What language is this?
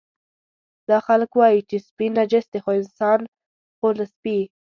Pashto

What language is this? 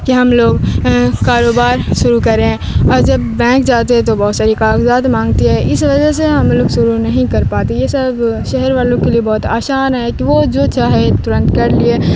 Urdu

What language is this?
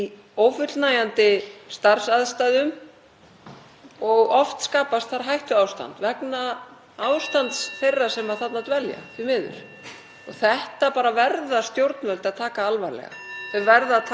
Icelandic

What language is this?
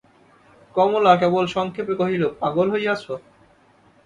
Bangla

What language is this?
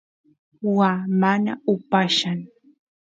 Santiago del Estero Quichua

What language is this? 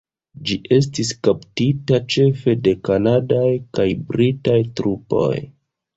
Esperanto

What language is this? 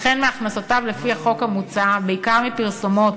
Hebrew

